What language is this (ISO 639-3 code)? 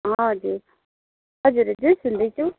nep